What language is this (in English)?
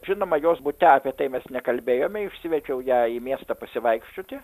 Lithuanian